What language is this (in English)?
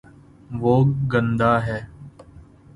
Urdu